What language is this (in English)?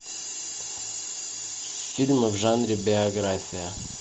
Russian